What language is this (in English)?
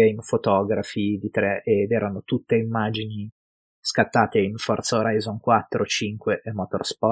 Italian